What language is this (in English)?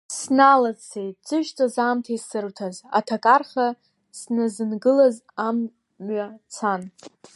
Abkhazian